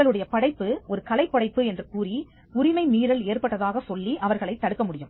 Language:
Tamil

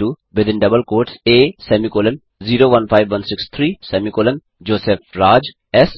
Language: Hindi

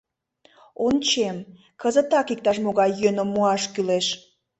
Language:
Mari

